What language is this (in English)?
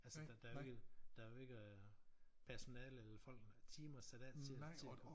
Danish